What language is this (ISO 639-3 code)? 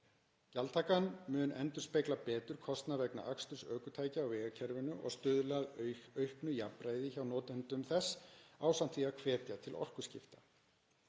isl